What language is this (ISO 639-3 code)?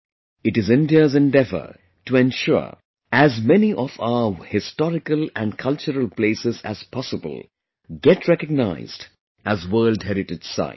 eng